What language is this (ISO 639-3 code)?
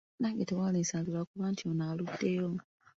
lug